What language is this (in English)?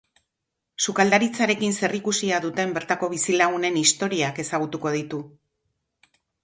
Basque